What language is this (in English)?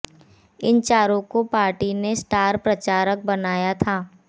Hindi